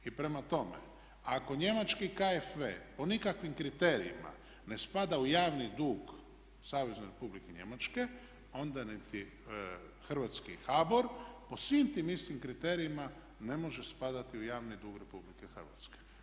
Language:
Croatian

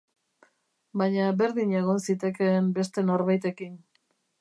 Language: Basque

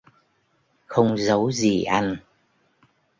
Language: Vietnamese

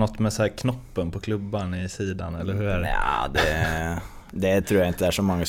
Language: Swedish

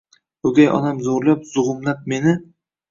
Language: Uzbek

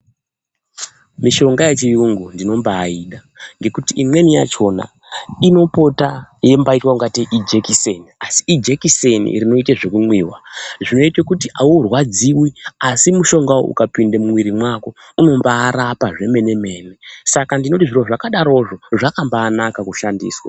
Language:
Ndau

